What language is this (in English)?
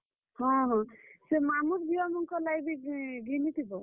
Odia